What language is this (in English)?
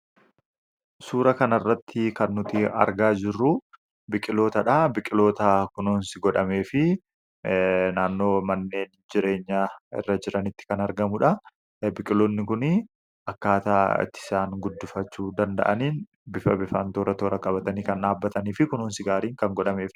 Oromo